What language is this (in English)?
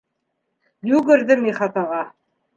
Bashkir